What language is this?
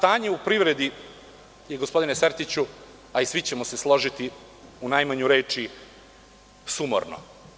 Serbian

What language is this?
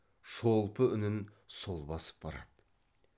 Kazakh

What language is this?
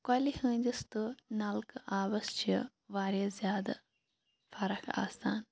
Kashmiri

